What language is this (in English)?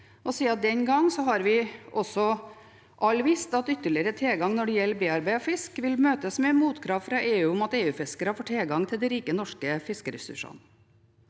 Norwegian